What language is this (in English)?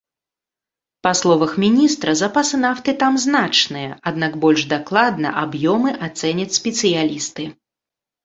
Belarusian